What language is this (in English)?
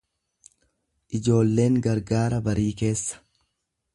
Oromo